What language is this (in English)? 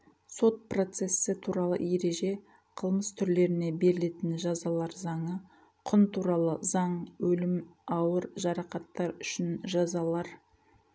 Kazakh